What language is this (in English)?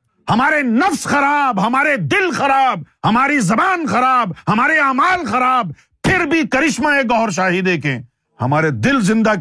Urdu